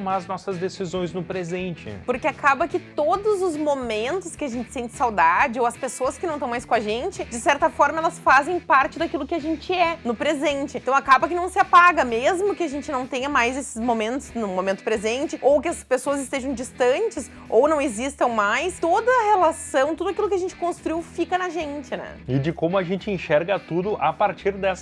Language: Portuguese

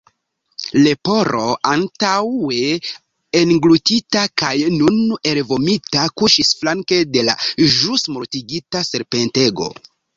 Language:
Esperanto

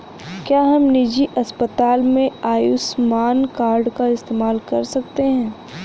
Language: Hindi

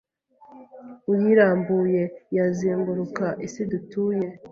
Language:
Kinyarwanda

